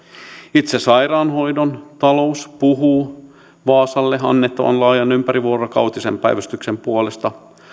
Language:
Finnish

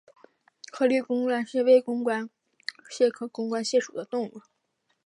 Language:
Chinese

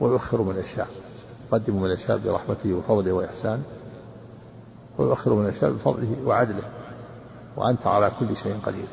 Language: Arabic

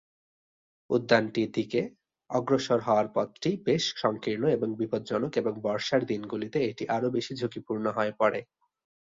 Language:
Bangla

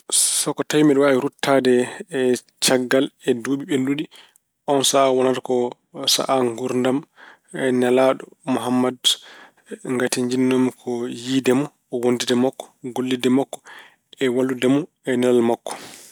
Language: Fula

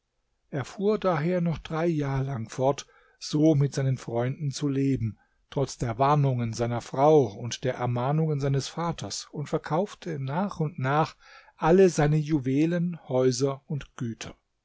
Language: German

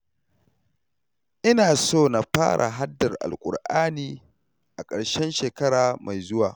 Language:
Hausa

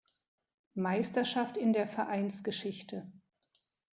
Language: German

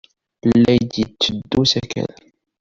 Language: Kabyle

